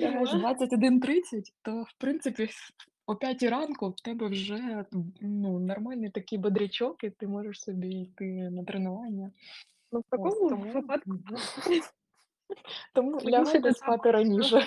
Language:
Ukrainian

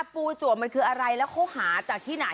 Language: Thai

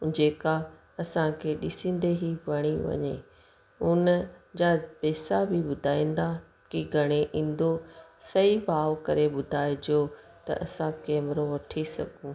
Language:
Sindhi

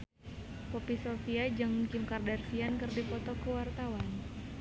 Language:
Sundanese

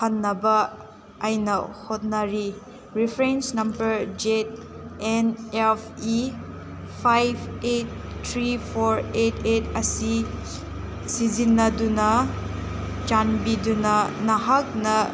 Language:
Manipuri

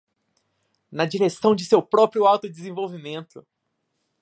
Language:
Portuguese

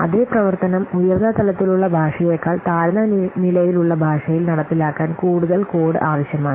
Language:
Malayalam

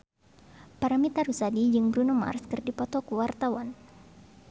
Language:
Sundanese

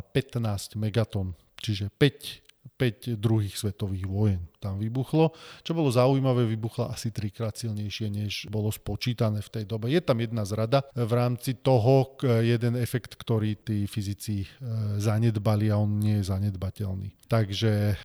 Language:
Slovak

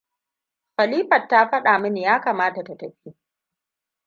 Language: Hausa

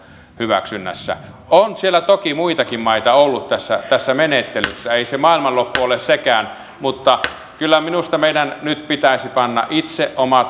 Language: Finnish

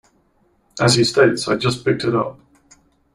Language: English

